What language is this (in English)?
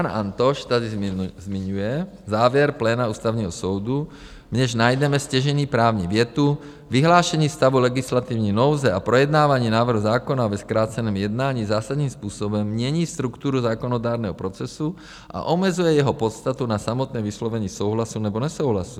Czech